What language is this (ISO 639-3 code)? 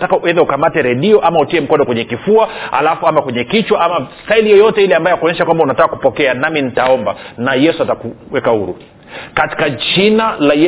swa